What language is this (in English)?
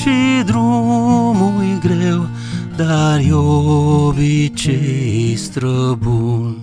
Romanian